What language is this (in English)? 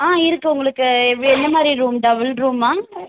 Tamil